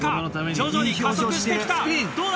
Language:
Japanese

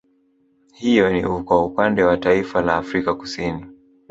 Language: Swahili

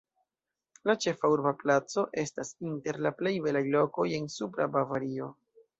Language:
Esperanto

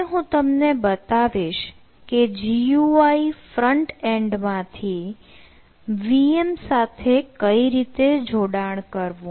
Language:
Gujarati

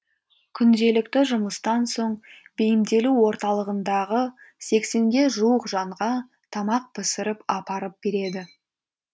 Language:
Kazakh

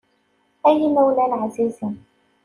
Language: Kabyle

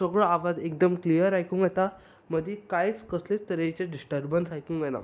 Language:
Konkani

